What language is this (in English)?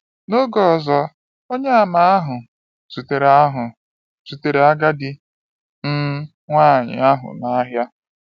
Igbo